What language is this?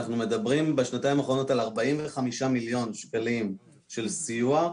Hebrew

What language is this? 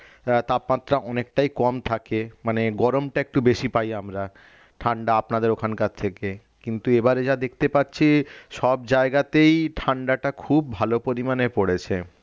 Bangla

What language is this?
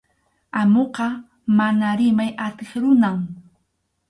Arequipa-La Unión Quechua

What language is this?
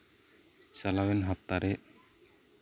Santali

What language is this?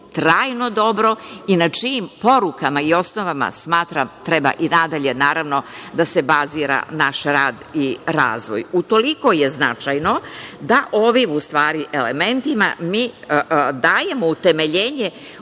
Serbian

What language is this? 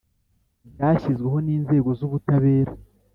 Kinyarwanda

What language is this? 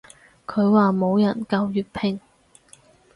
Cantonese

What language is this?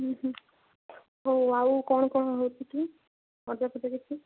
Odia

